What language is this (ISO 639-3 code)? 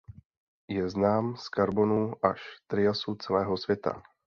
ces